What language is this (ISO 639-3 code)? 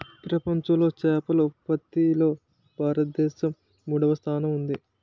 tel